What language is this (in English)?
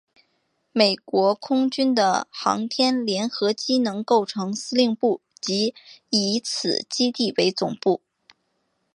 Chinese